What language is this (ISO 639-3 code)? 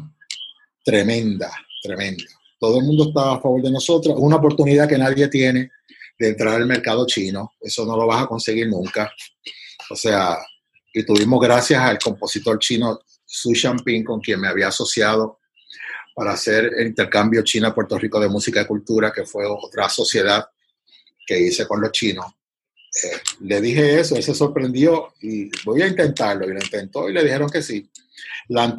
spa